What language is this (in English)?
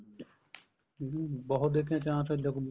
Punjabi